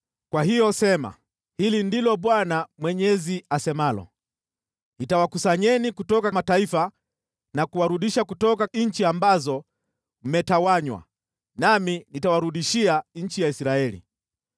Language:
Swahili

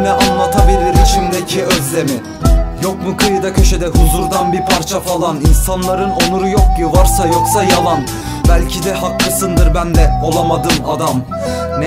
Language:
Turkish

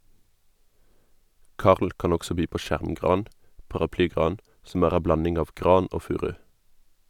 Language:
Norwegian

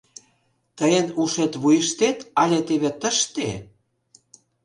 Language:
Mari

